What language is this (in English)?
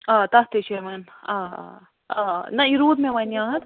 Kashmiri